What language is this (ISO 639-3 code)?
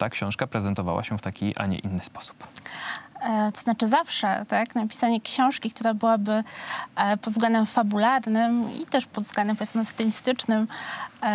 pol